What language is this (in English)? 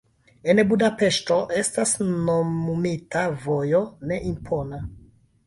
Esperanto